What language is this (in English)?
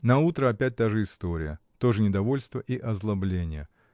Russian